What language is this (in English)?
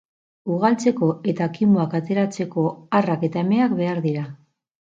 Basque